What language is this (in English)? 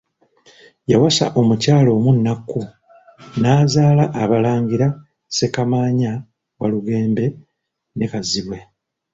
Ganda